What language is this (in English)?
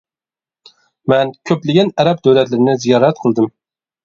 Uyghur